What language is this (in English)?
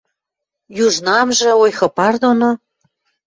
Western Mari